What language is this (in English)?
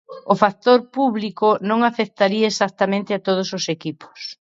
Galician